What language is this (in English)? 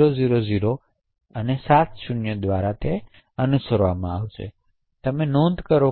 Gujarati